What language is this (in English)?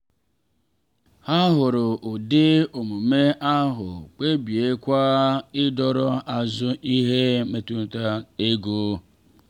Igbo